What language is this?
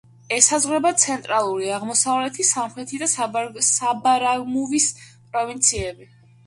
Georgian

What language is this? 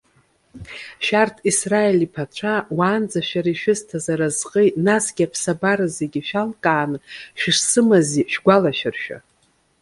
Abkhazian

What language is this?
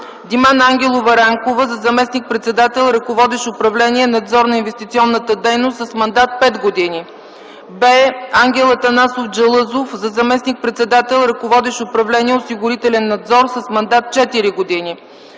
Bulgarian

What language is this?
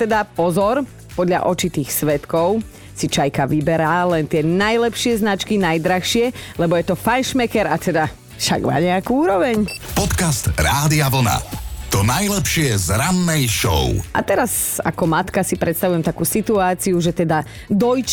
Slovak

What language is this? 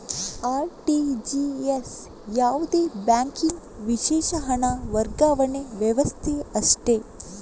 Kannada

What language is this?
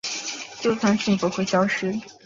Chinese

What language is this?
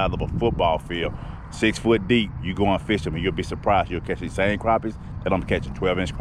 English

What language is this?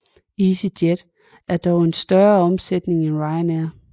Danish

